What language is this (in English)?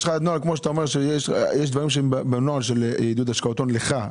Hebrew